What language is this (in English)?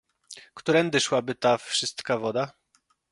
Polish